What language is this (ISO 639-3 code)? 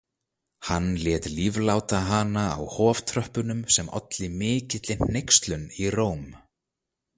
isl